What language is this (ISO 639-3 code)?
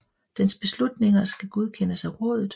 dan